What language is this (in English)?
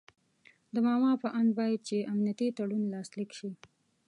Pashto